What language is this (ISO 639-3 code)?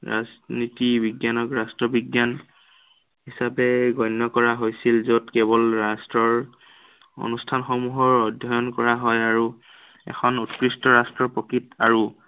asm